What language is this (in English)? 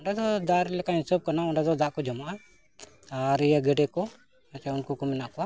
Santali